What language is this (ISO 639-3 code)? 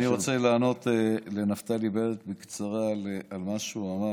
heb